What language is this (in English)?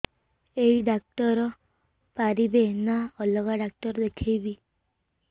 Odia